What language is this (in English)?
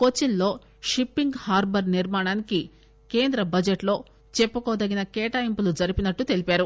Telugu